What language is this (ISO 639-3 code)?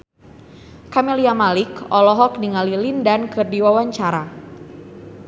sun